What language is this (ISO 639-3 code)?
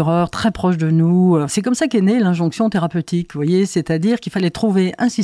fra